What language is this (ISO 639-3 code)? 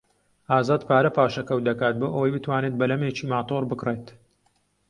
ckb